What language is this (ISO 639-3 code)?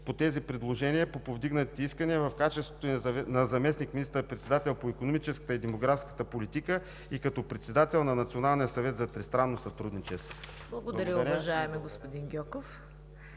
bul